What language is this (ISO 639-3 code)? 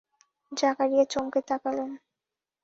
ben